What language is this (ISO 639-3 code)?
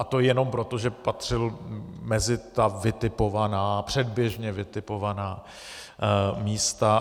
ces